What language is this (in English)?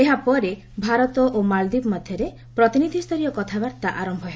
Odia